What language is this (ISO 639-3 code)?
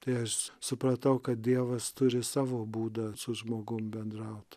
lit